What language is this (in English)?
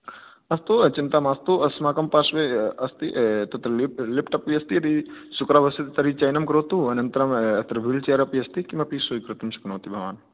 Sanskrit